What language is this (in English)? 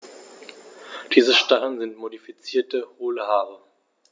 German